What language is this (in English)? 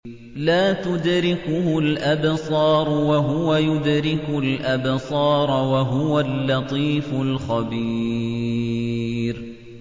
Arabic